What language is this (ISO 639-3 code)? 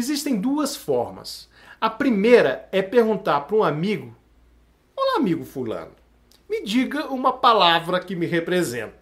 por